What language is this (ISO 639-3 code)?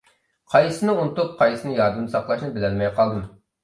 uig